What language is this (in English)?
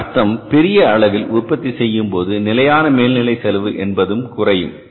Tamil